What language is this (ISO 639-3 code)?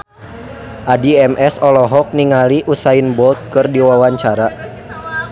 sun